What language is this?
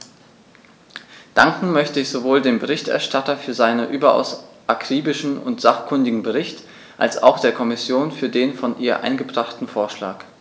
German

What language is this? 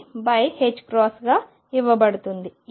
Telugu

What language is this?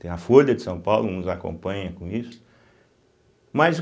Portuguese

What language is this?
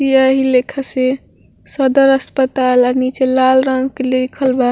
Bhojpuri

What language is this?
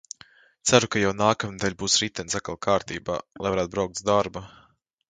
Latvian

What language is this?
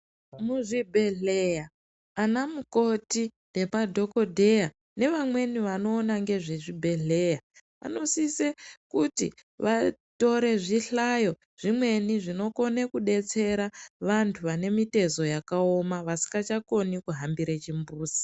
Ndau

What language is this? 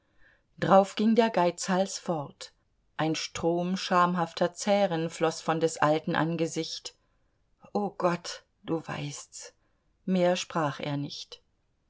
German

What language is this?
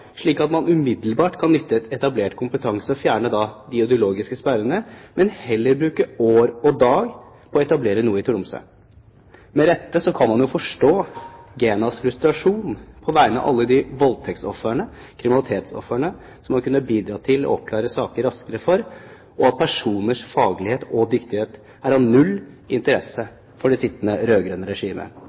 Norwegian Bokmål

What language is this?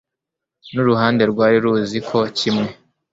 Kinyarwanda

